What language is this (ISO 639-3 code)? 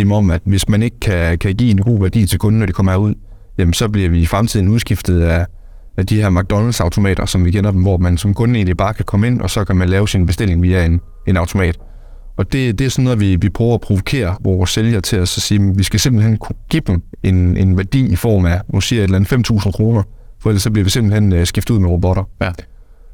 dan